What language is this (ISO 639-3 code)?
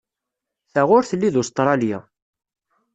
kab